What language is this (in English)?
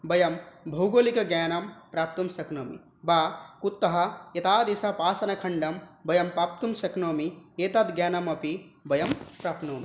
Sanskrit